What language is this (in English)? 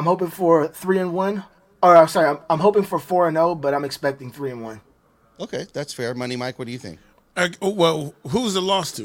English